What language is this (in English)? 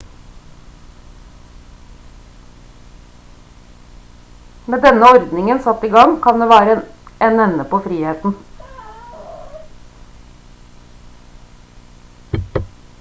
Norwegian Bokmål